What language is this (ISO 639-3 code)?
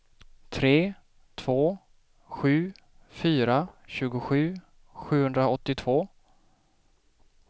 swe